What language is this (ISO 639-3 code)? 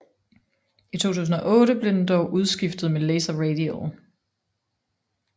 dan